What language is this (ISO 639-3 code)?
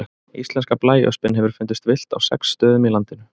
isl